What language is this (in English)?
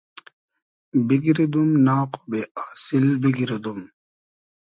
Hazaragi